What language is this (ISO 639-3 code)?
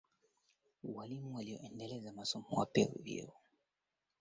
swa